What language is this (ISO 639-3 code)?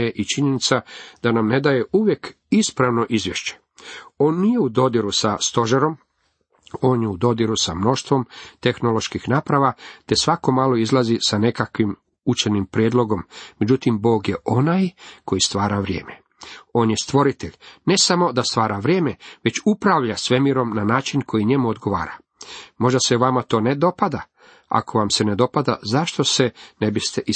hrv